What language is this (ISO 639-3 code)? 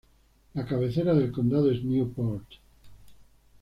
spa